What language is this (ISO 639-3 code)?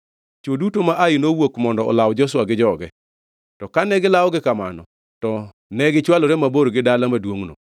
luo